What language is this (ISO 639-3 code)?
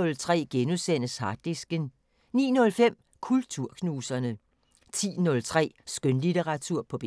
dan